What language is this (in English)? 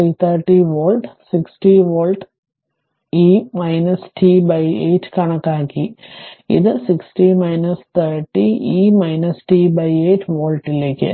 Malayalam